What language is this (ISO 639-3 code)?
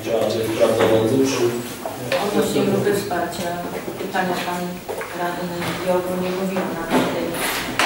pol